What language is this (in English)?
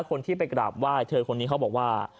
Thai